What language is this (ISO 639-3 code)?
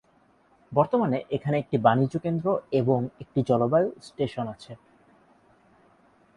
ben